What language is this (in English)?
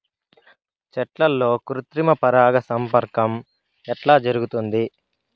Telugu